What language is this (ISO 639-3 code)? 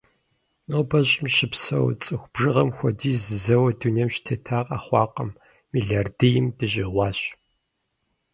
kbd